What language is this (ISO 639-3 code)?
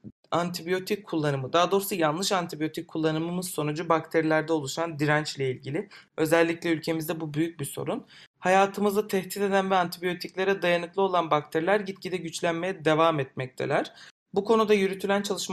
tur